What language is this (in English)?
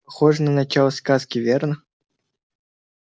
Russian